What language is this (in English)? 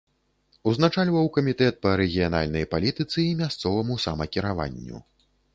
Belarusian